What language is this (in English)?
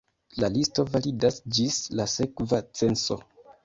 Esperanto